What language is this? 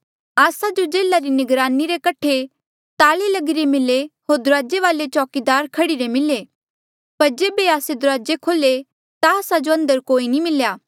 Mandeali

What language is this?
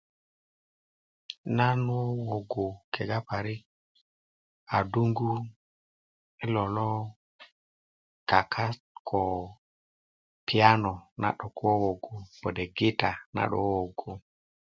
Kuku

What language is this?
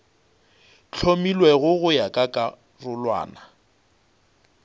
Northern Sotho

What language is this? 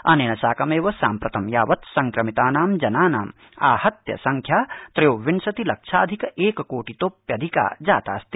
Sanskrit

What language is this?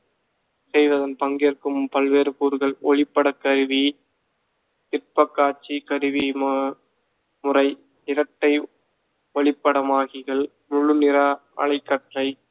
Tamil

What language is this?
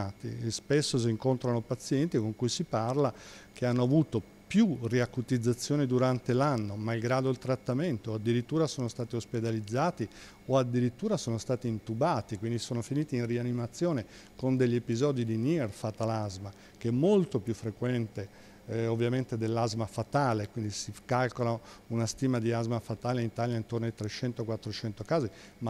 Italian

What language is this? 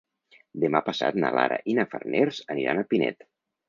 Catalan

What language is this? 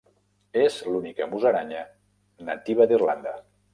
Catalan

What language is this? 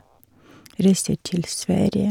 Norwegian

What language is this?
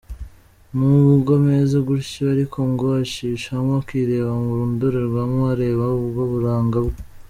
Kinyarwanda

